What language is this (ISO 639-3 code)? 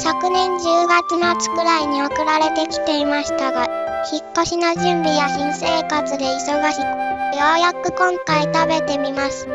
jpn